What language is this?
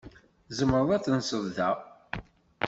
Kabyle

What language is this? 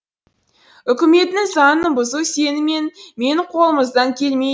Kazakh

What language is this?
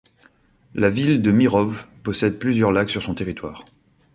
French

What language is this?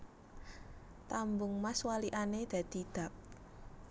Javanese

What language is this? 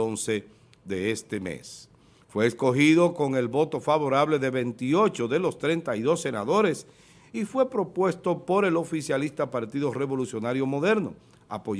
Spanish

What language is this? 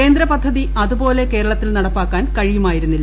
Malayalam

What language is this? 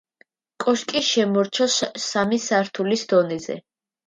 Georgian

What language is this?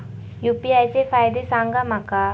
Marathi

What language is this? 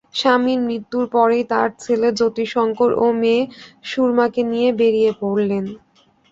Bangla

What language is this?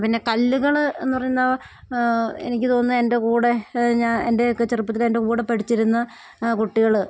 Malayalam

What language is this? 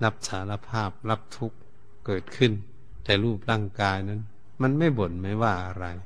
Thai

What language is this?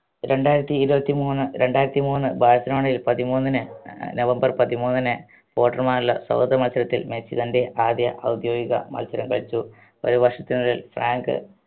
Malayalam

